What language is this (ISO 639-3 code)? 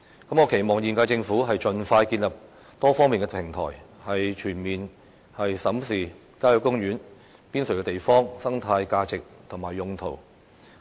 yue